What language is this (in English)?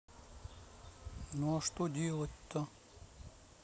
Russian